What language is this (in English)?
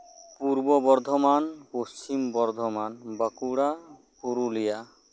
Santali